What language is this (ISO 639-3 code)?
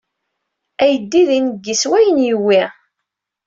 kab